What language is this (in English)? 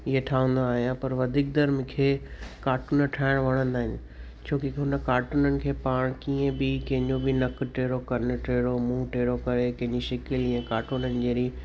Sindhi